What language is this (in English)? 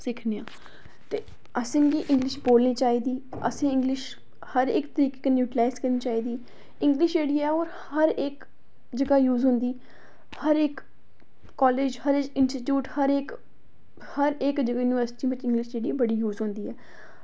Dogri